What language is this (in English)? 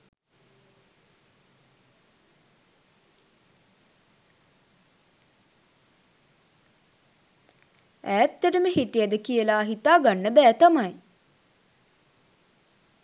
Sinhala